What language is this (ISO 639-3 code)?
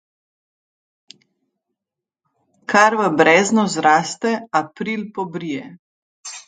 slv